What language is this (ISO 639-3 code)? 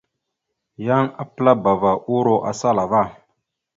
mxu